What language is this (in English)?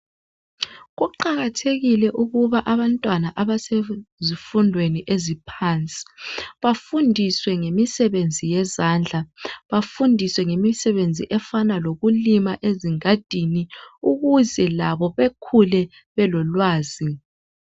North Ndebele